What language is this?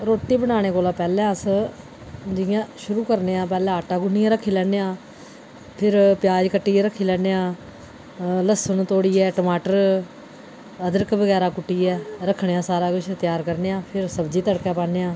Dogri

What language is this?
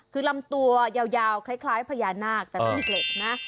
Thai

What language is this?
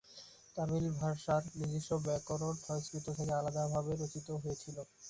Bangla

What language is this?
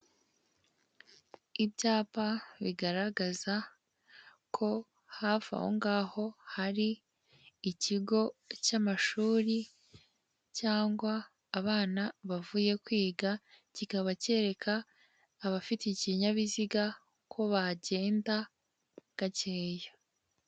Kinyarwanda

